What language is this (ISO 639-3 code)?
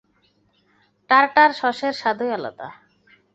ben